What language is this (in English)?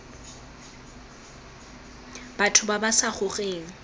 Tswana